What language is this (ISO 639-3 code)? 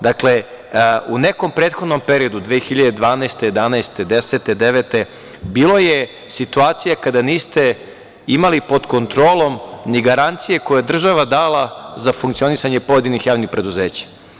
srp